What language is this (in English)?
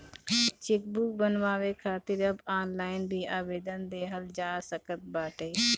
Bhojpuri